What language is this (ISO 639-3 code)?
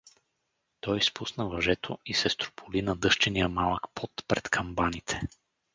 bul